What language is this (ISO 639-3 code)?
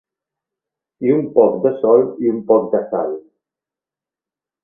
cat